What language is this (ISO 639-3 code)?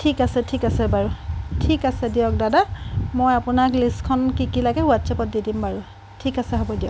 asm